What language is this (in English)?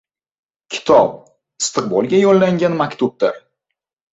Uzbek